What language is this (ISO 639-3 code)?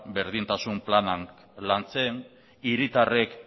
eus